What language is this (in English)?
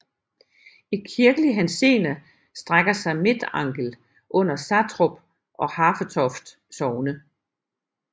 Danish